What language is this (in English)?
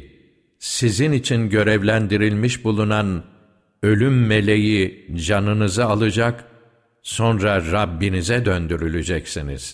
Turkish